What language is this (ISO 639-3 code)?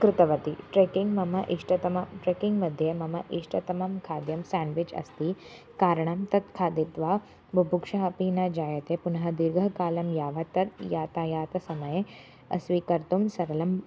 san